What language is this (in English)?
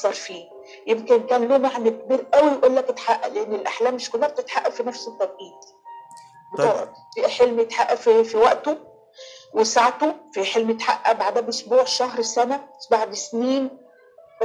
Arabic